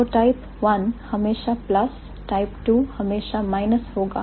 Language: Hindi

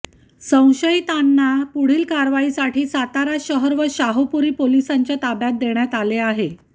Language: Marathi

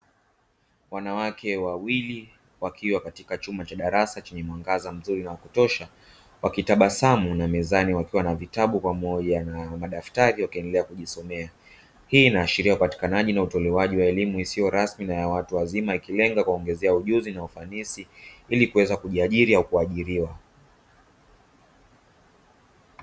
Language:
Swahili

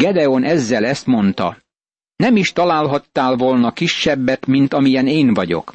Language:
Hungarian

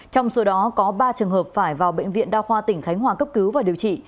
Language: Vietnamese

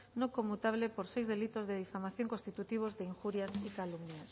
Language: Spanish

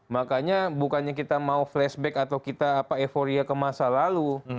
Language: Indonesian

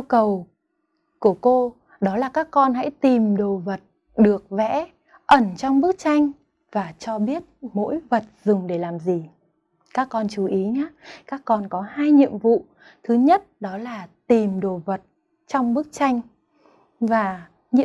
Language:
Vietnamese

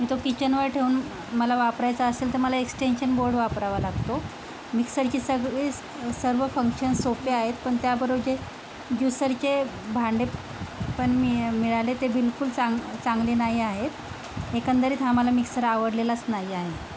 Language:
Marathi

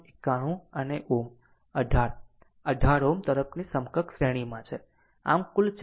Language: Gujarati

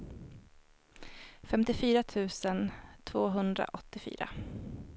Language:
Swedish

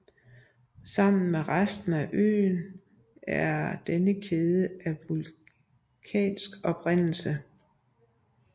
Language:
Danish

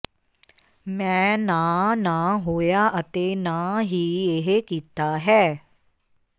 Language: Punjabi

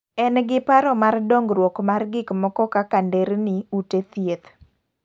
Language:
Luo (Kenya and Tanzania)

